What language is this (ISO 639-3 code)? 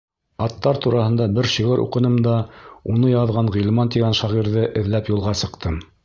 bak